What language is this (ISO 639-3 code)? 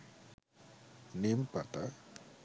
ben